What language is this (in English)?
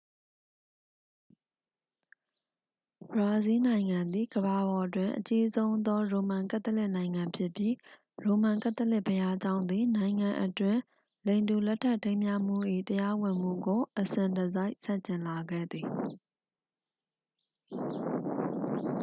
Burmese